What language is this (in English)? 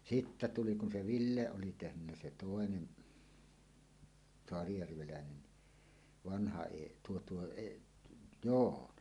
Finnish